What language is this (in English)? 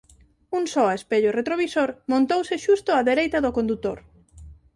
Galician